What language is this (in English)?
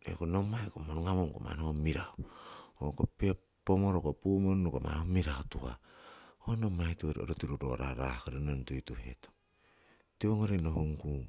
Siwai